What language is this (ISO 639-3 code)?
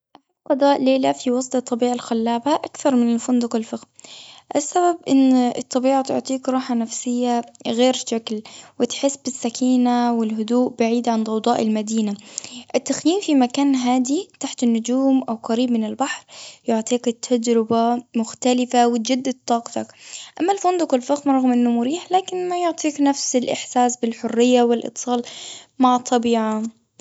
afb